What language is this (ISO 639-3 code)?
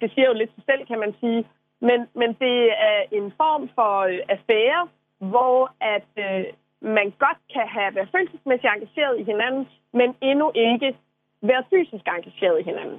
dan